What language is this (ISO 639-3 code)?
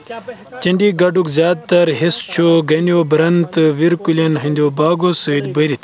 kas